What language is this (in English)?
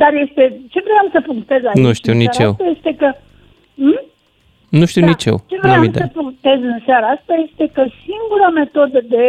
Romanian